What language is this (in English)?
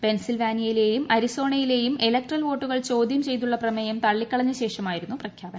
Malayalam